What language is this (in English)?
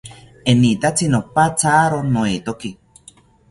South Ucayali Ashéninka